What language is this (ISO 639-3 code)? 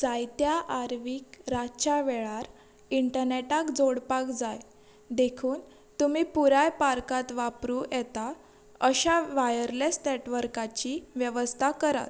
kok